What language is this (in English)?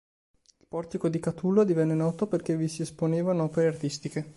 Italian